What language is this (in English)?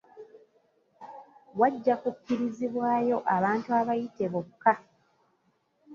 Ganda